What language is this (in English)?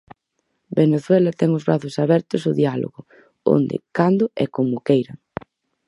Galician